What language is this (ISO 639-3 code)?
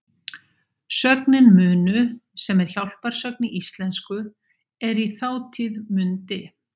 isl